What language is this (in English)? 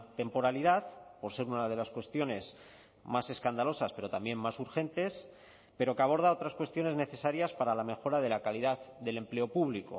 Spanish